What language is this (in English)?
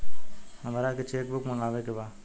Bhojpuri